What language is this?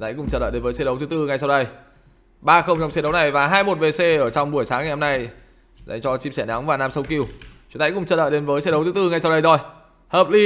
Vietnamese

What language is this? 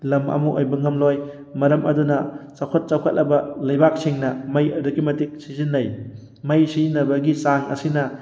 Manipuri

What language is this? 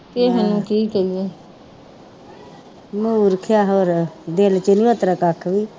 Punjabi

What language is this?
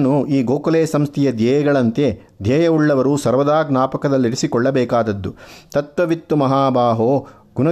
Kannada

